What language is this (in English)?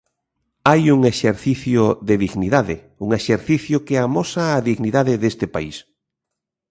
Galician